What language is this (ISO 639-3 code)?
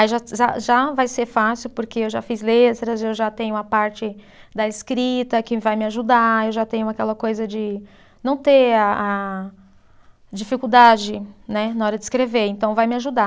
por